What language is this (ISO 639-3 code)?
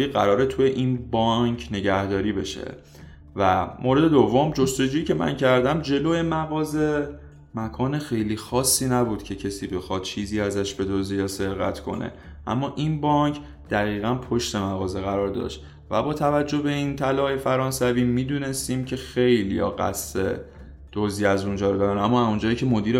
fas